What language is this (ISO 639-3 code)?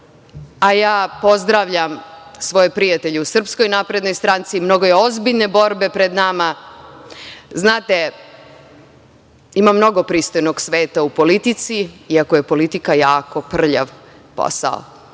srp